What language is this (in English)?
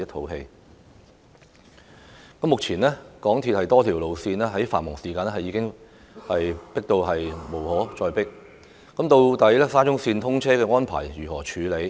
Cantonese